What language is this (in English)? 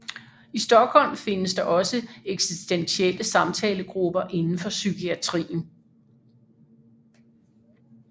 Danish